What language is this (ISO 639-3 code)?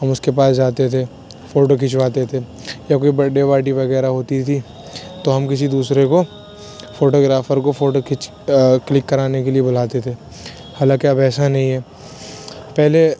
urd